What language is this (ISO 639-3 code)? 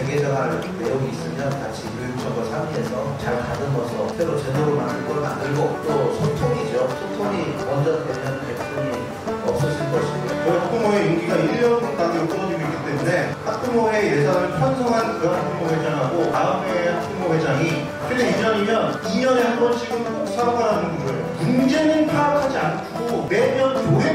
kor